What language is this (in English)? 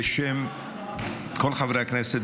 Hebrew